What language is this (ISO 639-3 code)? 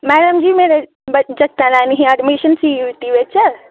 doi